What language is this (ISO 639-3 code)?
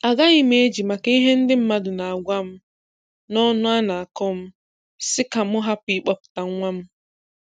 ibo